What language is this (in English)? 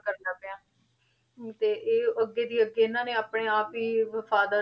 Punjabi